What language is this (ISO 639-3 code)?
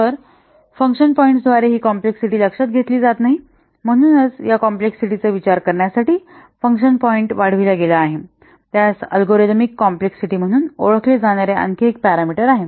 mar